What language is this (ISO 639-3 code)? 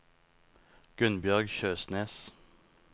nor